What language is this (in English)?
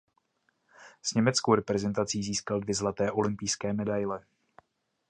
Czech